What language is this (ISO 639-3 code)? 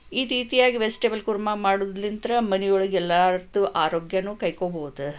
kan